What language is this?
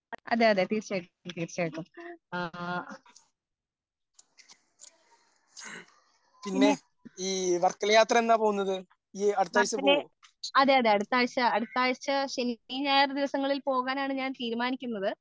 Malayalam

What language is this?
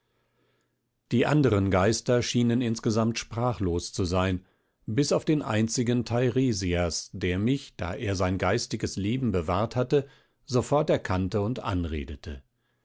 German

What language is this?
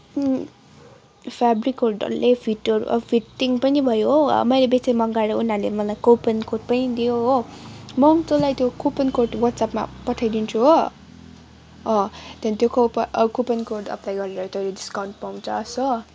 Nepali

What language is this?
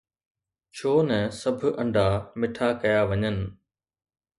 Sindhi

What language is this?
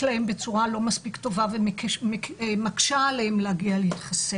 Hebrew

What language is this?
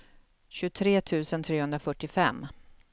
Swedish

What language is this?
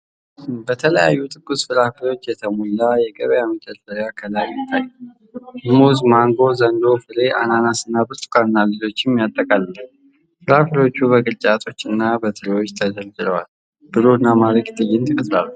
Amharic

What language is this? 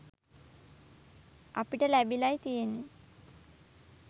Sinhala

